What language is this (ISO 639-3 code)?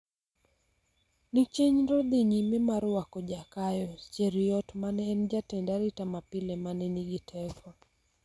luo